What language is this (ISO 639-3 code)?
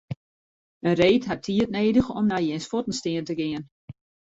fry